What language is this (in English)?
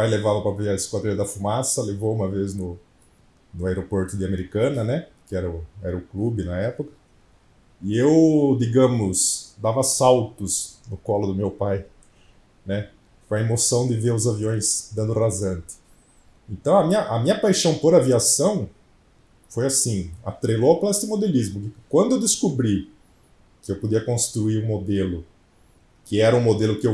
Portuguese